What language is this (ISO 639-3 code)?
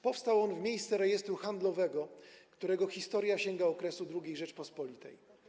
pol